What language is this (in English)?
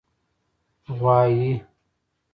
Pashto